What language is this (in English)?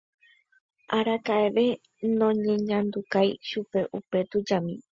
Guarani